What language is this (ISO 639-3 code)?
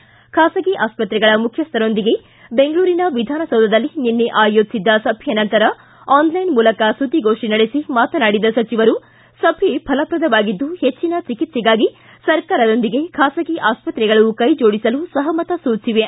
kan